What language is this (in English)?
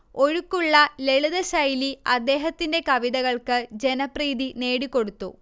Malayalam